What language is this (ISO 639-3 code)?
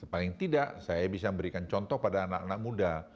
ind